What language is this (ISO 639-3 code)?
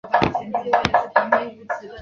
zho